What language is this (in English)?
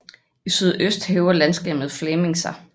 Danish